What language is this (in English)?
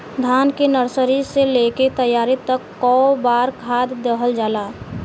Bhojpuri